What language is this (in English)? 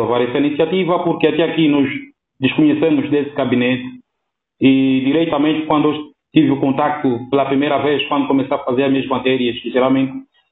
Portuguese